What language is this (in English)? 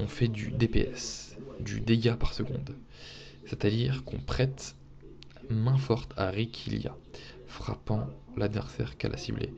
French